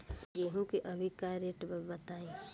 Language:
Bhojpuri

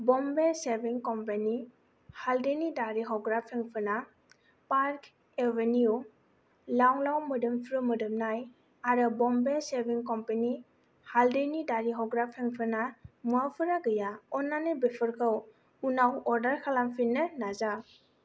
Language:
Bodo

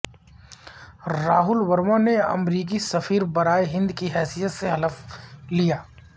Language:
Urdu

